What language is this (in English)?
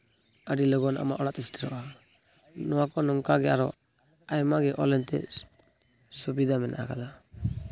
Santali